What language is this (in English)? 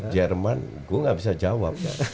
Indonesian